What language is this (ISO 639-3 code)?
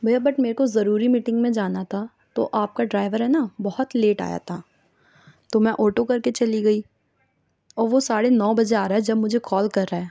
urd